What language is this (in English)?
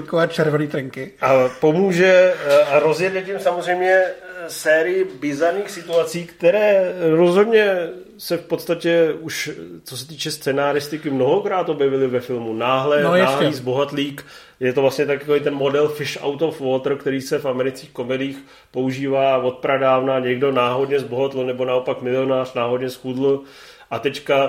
Czech